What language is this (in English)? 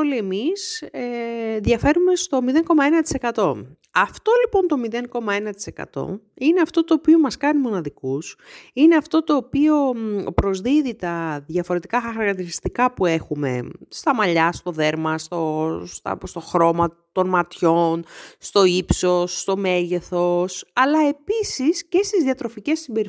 Greek